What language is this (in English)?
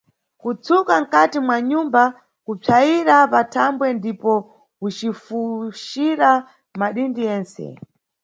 Nyungwe